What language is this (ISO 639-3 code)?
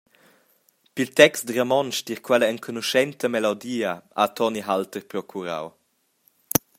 roh